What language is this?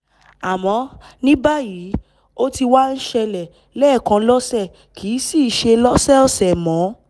Yoruba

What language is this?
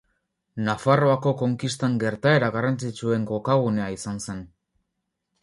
Basque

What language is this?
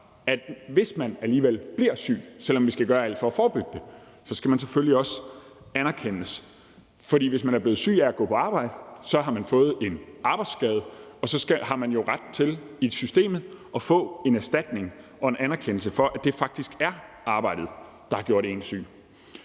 Danish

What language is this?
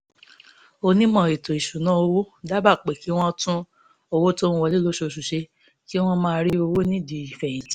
Yoruba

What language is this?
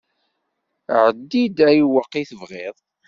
Kabyle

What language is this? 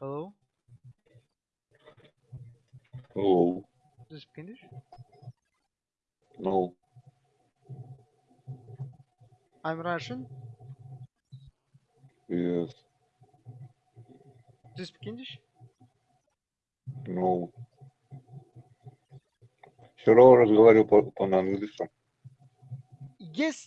Russian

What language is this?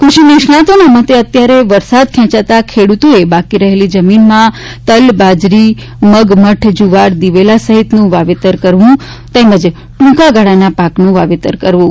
Gujarati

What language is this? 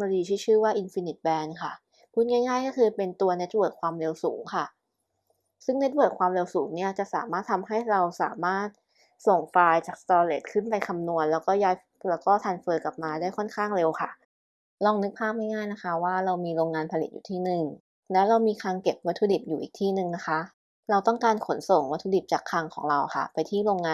Thai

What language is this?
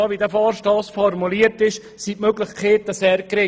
Swiss German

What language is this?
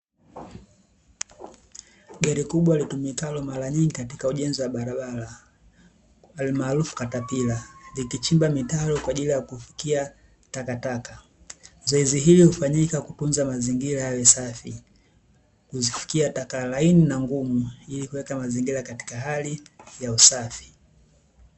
Swahili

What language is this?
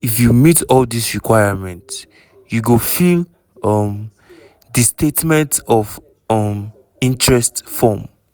Nigerian Pidgin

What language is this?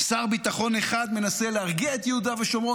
Hebrew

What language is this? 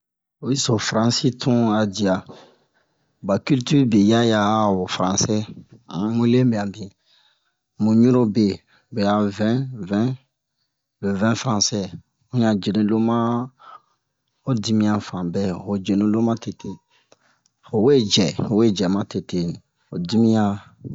Bomu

